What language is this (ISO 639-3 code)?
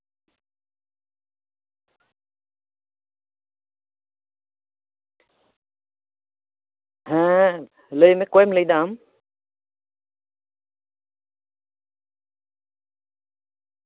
sat